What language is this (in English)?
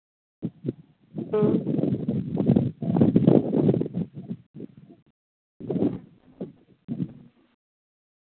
Santali